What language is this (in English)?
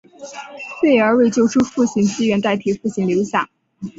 Chinese